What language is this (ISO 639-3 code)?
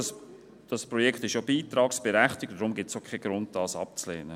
gsw